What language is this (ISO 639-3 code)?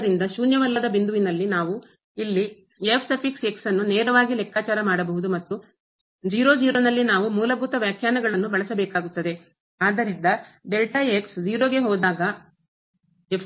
kan